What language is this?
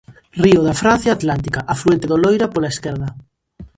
Galician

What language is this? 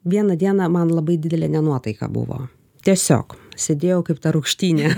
Lithuanian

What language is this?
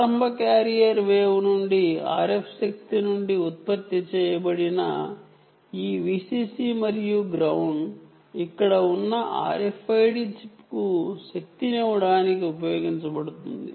Telugu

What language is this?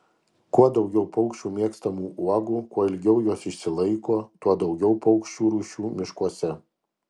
Lithuanian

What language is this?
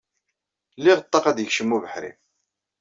Kabyle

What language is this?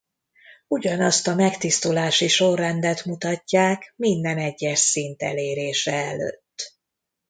Hungarian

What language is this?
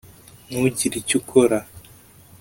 Kinyarwanda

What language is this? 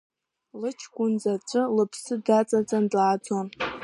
Abkhazian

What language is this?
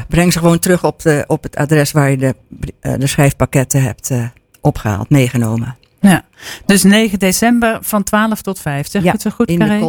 Dutch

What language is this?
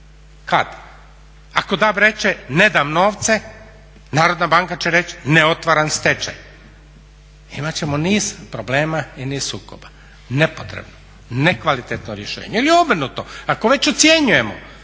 Croatian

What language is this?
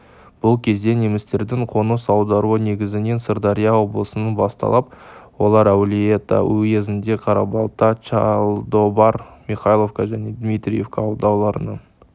Kazakh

